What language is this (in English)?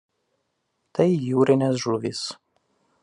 Lithuanian